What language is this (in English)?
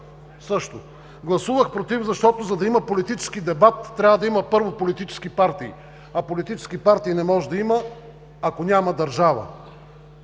Bulgarian